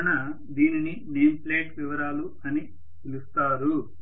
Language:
Telugu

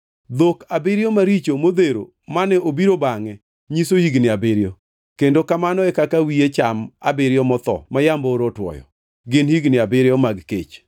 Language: Luo (Kenya and Tanzania)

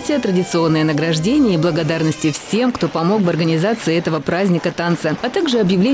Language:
Russian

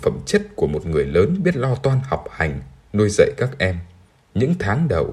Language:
Vietnamese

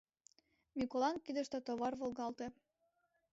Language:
Mari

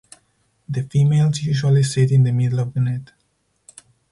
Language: English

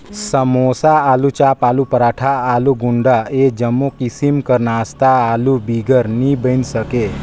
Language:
Chhattisgarhi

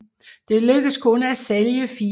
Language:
Danish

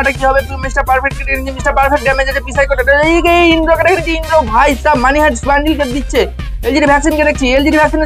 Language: Hindi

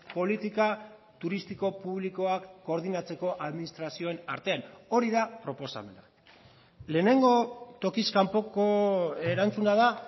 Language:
Basque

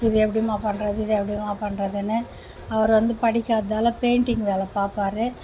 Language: Tamil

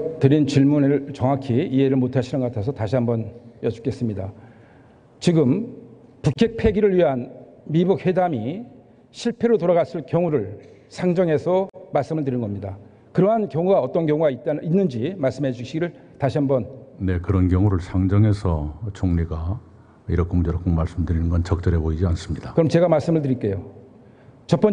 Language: Korean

